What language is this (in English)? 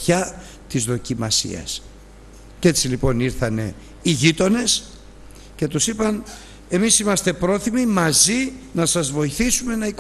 Greek